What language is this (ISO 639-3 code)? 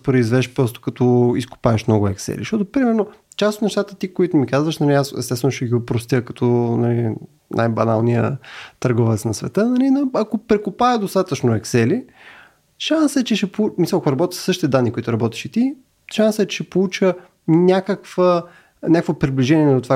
bul